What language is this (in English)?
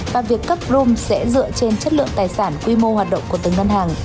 Vietnamese